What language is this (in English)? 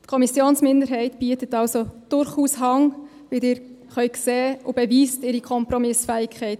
Swiss German